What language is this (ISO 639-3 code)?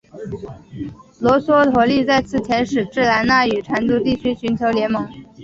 zho